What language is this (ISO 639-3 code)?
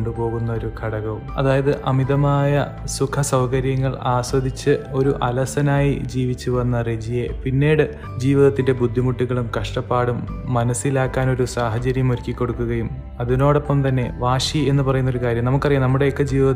mal